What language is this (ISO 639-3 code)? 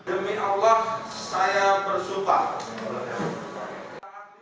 ind